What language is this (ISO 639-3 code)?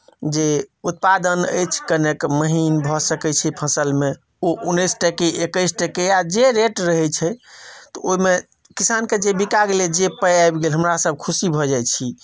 mai